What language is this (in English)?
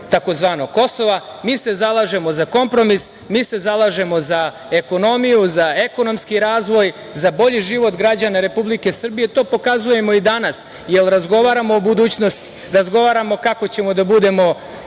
Serbian